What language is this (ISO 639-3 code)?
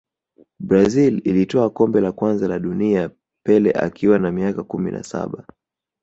swa